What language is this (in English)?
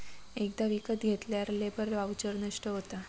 Marathi